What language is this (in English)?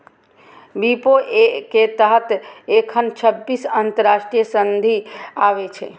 Maithili